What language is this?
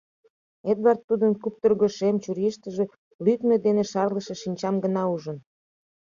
Mari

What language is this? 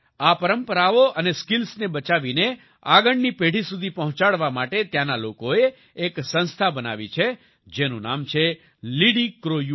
Gujarati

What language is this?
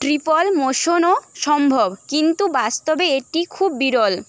Bangla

